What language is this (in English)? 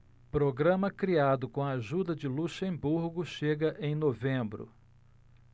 Portuguese